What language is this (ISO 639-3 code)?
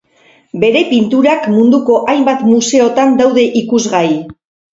eus